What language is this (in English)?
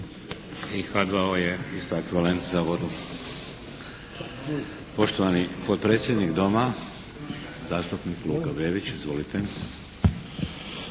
Croatian